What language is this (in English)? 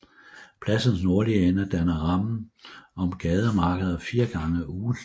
Danish